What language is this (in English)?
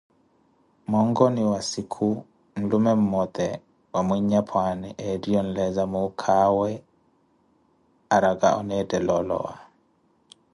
Koti